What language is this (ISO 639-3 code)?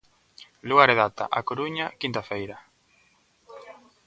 glg